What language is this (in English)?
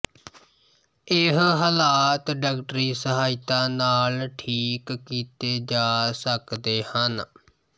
Punjabi